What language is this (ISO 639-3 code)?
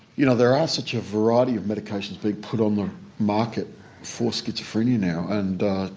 eng